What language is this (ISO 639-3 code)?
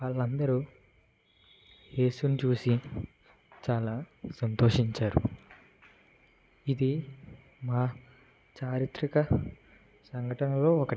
tel